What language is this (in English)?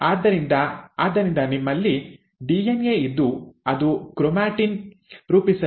Kannada